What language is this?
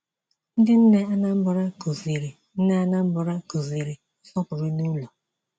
Igbo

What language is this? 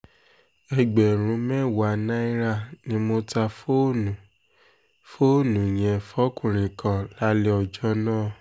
Yoruba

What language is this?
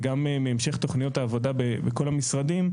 Hebrew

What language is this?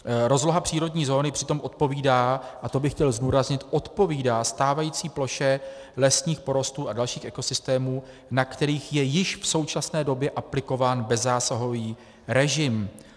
Czech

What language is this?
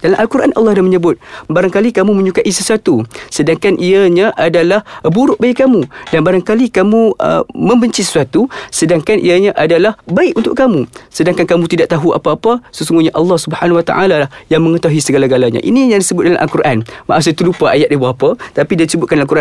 Malay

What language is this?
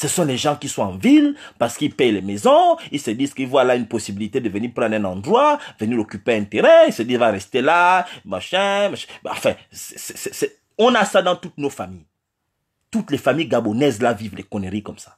French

